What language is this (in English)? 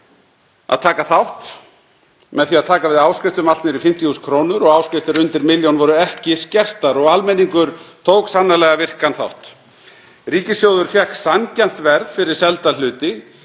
Icelandic